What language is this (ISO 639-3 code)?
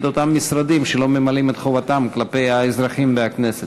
heb